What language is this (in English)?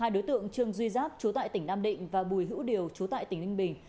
Vietnamese